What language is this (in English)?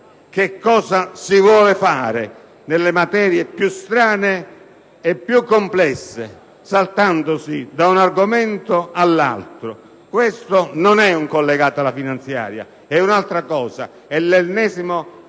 Italian